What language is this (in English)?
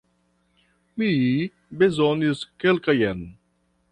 Esperanto